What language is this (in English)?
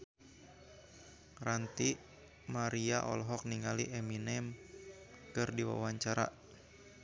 Sundanese